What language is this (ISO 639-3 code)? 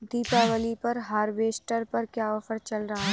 hin